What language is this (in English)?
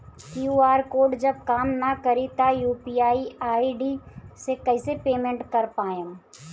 Bhojpuri